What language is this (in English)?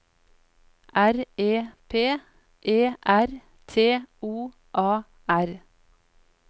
Norwegian